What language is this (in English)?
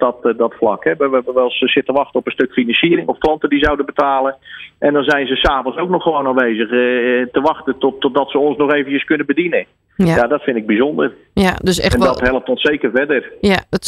Dutch